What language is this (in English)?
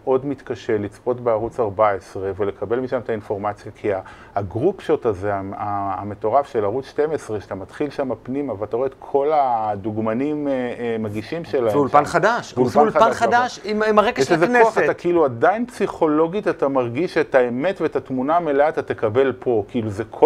Hebrew